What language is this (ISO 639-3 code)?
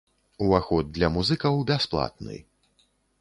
bel